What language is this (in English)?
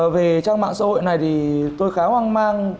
Vietnamese